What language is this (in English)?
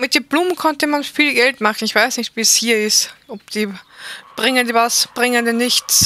German